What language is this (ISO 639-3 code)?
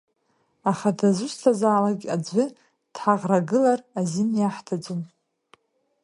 abk